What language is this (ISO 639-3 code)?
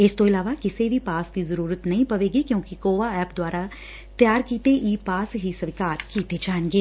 pan